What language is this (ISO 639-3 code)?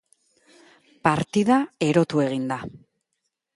eus